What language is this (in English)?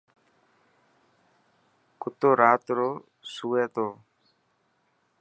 Dhatki